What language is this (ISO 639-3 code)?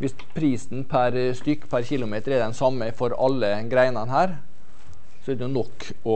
nor